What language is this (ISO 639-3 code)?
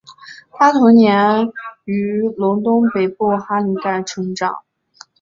zho